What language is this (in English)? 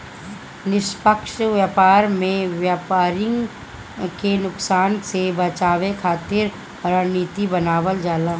Bhojpuri